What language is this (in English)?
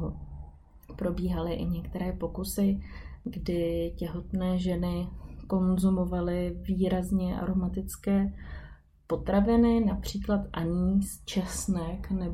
Czech